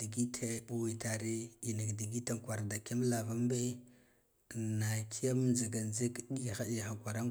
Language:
Guduf-Gava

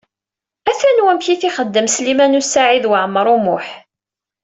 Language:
Kabyle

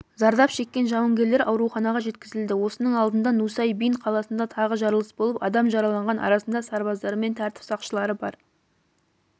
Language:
Kazakh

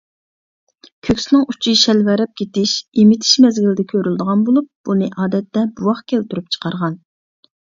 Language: Uyghur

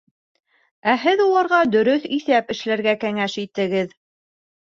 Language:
Bashkir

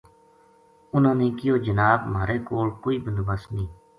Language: Gujari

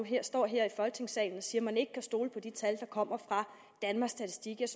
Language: Danish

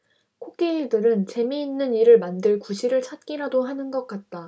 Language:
Korean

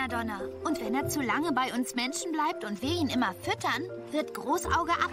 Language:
German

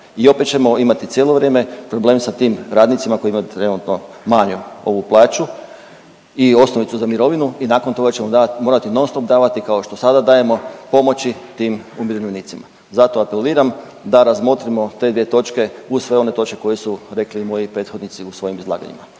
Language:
Croatian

